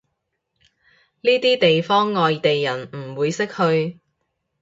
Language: Cantonese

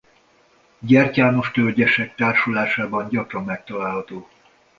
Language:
Hungarian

